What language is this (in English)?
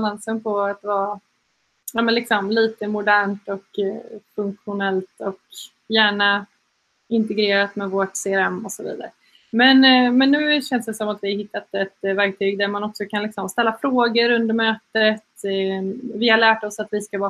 Swedish